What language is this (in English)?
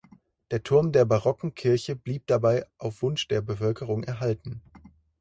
German